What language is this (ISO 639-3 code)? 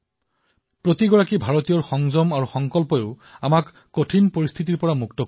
asm